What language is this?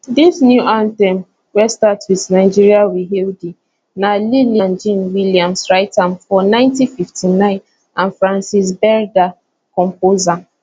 Nigerian Pidgin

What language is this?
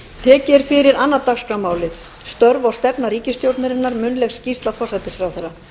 Icelandic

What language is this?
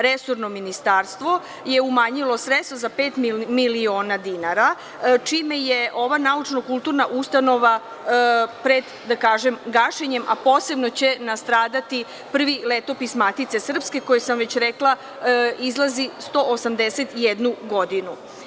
Serbian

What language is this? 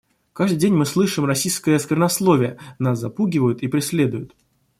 Russian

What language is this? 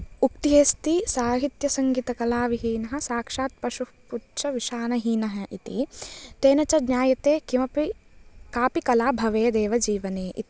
Sanskrit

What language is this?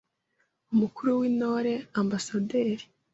Kinyarwanda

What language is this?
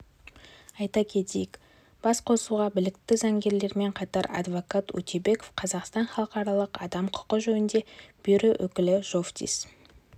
Kazakh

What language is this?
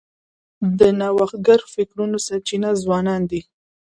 Pashto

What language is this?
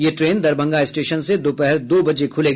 Hindi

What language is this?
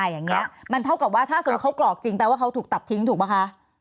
Thai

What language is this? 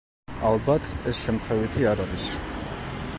Georgian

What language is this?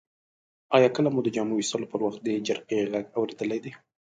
Pashto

